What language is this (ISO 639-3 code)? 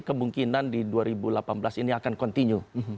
ind